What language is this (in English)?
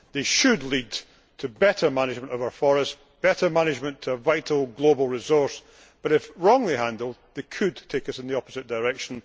English